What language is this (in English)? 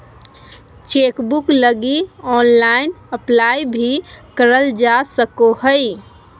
Magahi